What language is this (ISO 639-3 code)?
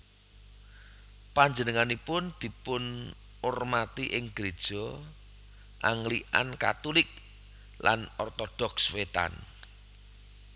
jav